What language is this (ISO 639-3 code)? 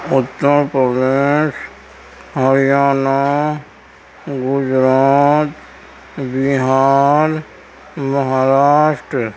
urd